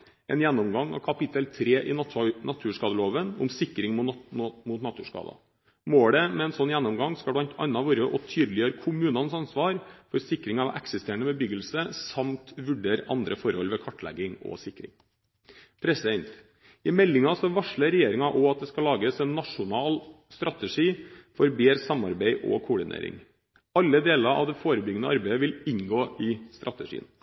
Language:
Norwegian Bokmål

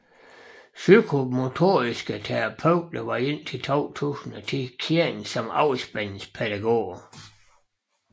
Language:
Danish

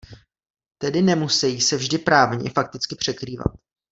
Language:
Czech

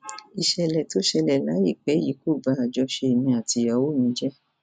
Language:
Yoruba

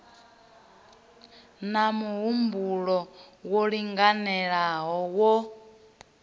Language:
Venda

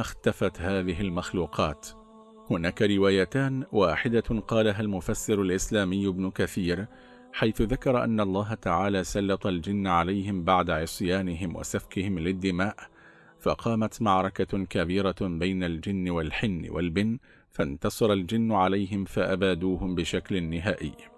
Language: Arabic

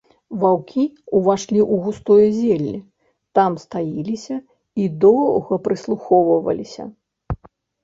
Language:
Belarusian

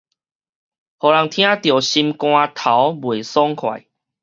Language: Min Nan Chinese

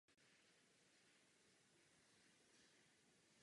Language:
Czech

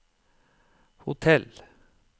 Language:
Norwegian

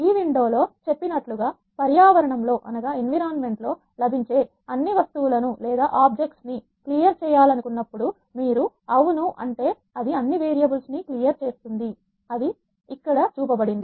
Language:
Telugu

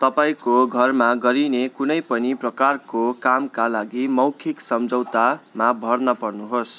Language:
Nepali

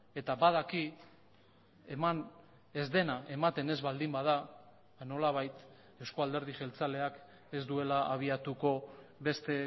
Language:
Basque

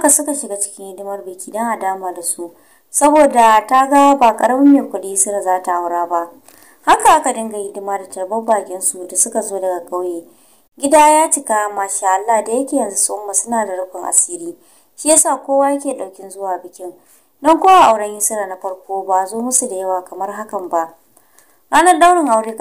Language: Romanian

